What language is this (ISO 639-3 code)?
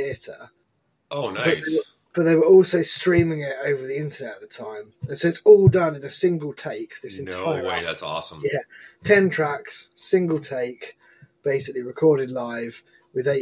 eng